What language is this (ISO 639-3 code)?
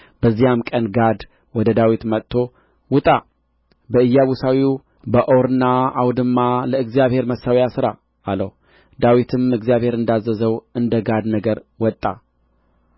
amh